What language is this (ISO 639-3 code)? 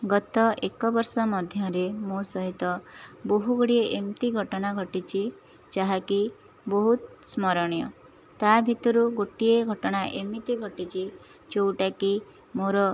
ori